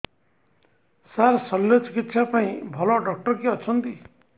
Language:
Odia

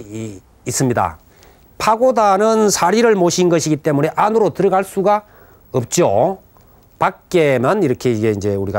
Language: Korean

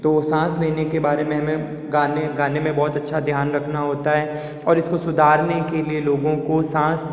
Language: Hindi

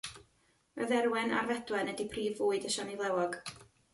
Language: Welsh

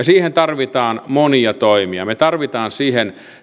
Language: Finnish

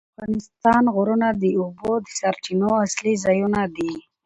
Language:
Pashto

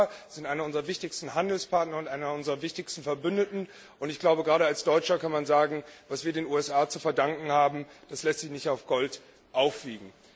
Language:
German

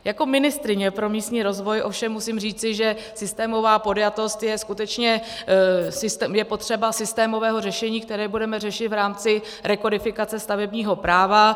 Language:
Czech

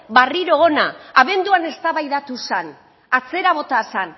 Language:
Basque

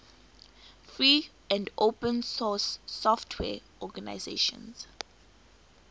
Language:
English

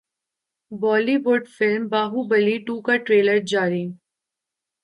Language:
Urdu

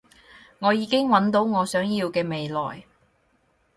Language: Cantonese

